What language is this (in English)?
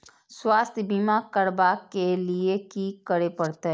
Maithili